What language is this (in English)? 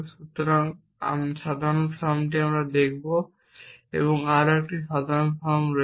Bangla